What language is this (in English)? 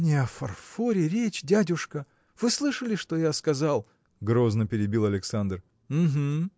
Russian